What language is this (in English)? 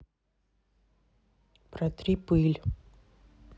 Russian